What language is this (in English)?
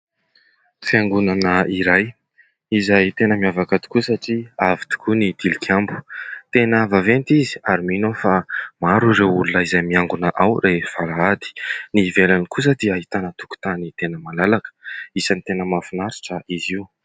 Malagasy